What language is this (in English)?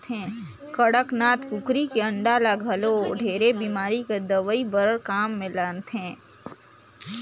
Chhattisgarhi